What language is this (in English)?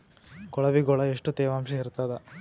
Kannada